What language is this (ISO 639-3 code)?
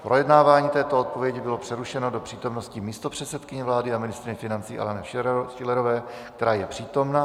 ces